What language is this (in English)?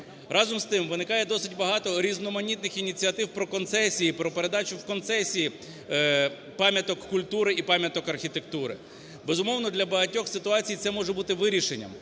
Ukrainian